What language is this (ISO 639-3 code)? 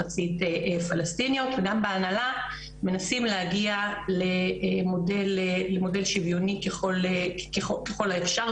heb